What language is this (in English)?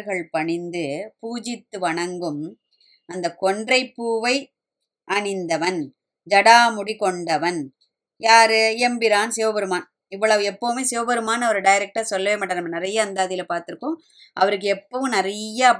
Tamil